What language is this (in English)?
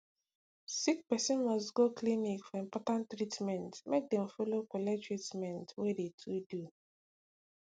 Nigerian Pidgin